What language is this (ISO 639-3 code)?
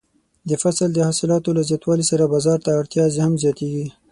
pus